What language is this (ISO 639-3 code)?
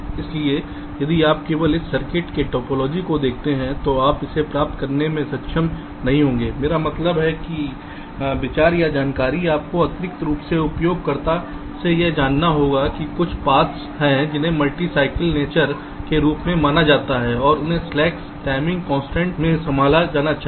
hin